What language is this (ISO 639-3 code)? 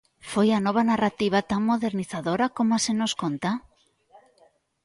glg